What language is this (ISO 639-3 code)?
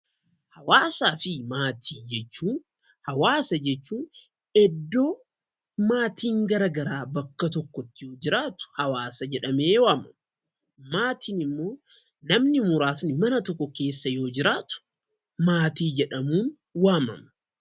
orm